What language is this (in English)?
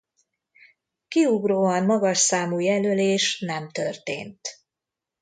Hungarian